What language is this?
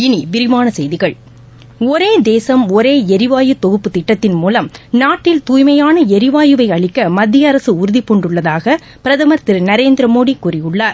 Tamil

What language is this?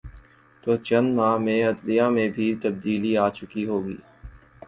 Urdu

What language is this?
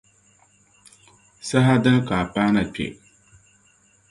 Dagbani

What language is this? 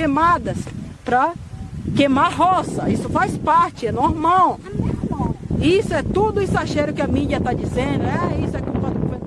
Portuguese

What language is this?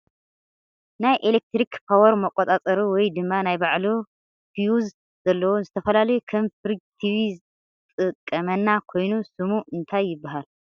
Tigrinya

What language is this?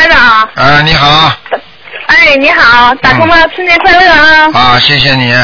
Chinese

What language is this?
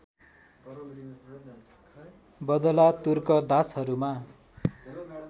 Nepali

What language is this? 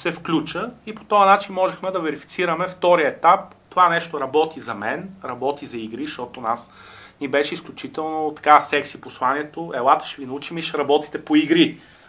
Bulgarian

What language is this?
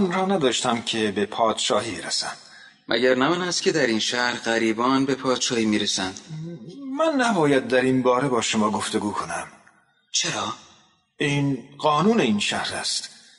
Persian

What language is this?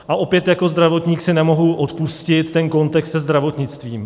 Czech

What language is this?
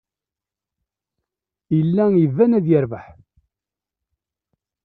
Kabyle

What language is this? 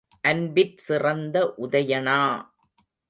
Tamil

